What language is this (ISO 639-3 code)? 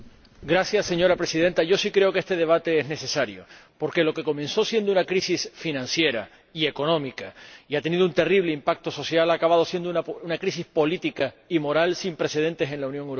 spa